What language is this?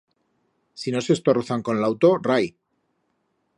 Aragonese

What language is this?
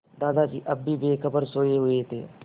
Hindi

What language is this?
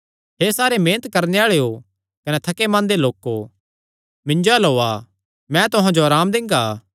Kangri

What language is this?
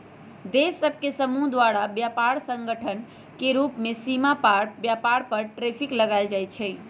Magahi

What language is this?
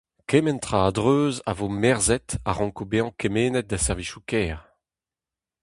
Breton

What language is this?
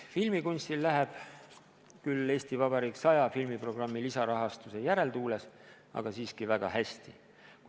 Estonian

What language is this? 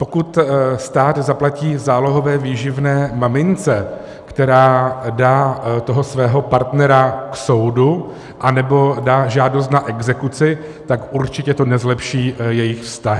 Czech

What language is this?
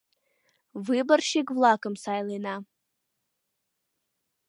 Mari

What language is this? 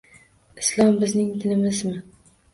Uzbek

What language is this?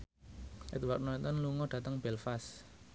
Javanese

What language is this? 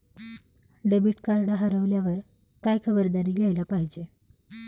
Marathi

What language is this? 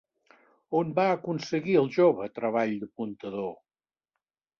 Catalan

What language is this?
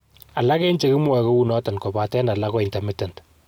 Kalenjin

